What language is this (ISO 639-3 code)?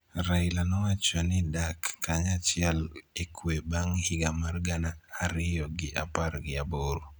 luo